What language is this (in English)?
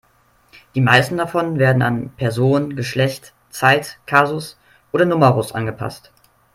German